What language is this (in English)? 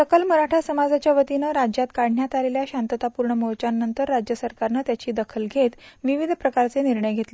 Marathi